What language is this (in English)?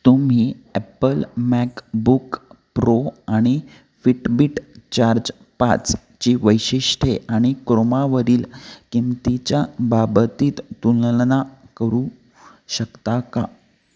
Marathi